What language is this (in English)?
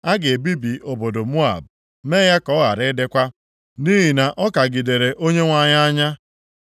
Igbo